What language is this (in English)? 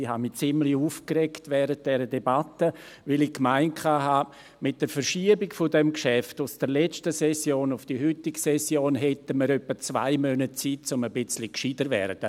Swiss German